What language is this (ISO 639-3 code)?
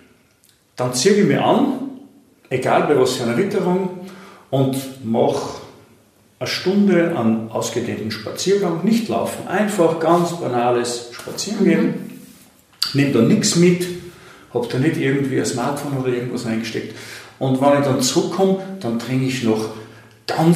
deu